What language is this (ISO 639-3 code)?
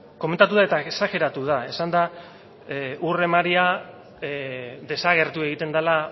eus